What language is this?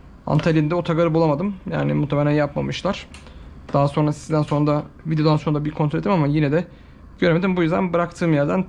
Turkish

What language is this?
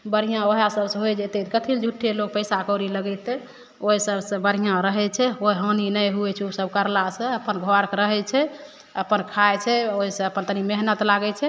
Maithili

